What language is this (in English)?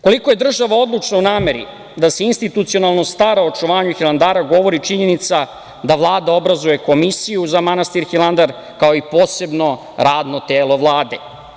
Serbian